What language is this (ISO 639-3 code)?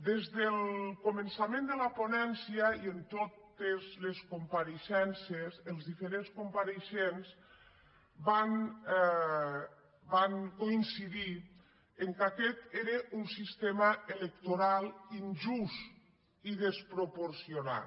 cat